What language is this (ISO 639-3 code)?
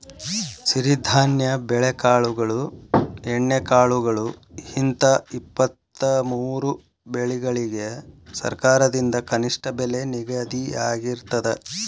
kan